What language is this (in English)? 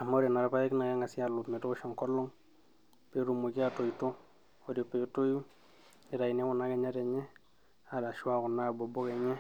Masai